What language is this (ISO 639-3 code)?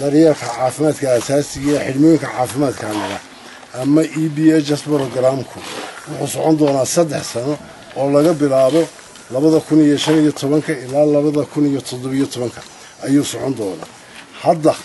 ara